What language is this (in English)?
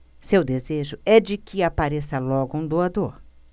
Portuguese